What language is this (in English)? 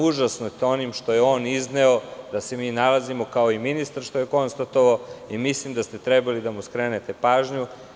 Serbian